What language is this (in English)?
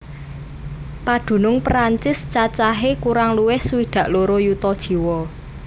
Javanese